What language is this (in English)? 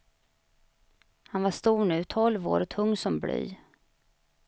Swedish